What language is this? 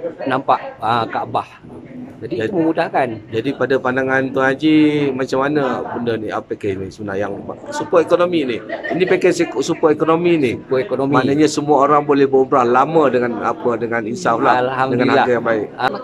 Malay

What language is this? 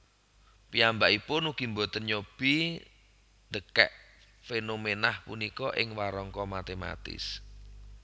Javanese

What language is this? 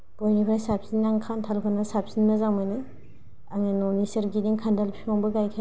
Bodo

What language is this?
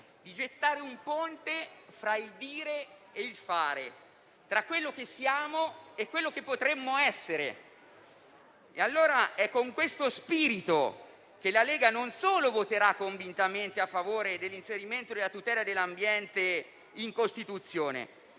Italian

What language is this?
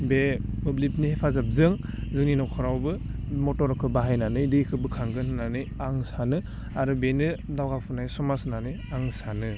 Bodo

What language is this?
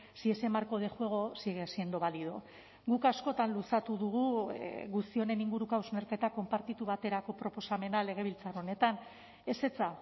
Basque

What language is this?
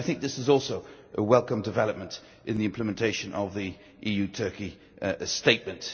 English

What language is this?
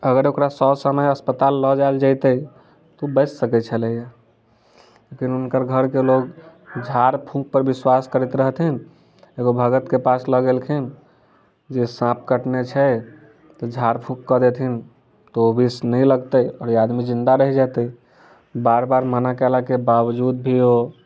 Maithili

